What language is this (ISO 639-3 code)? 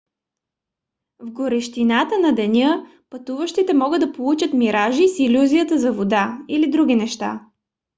bul